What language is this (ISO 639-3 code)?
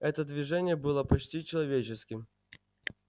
rus